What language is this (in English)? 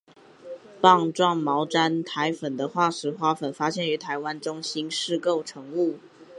Chinese